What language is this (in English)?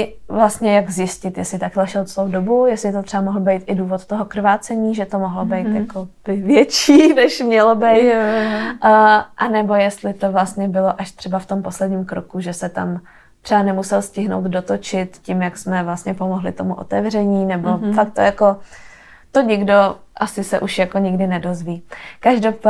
Czech